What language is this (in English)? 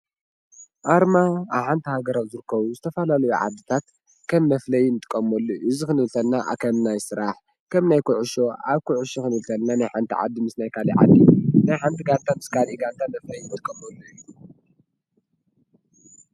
Tigrinya